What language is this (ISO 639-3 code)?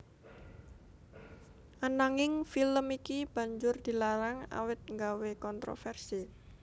jav